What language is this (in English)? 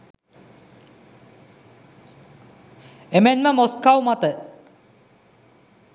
Sinhala